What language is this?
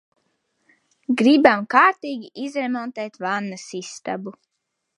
Latvian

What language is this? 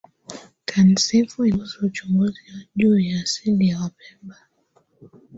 Swahili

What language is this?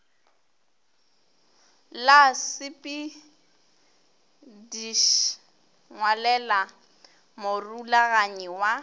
Northern Sotho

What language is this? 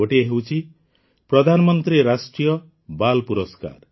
Odia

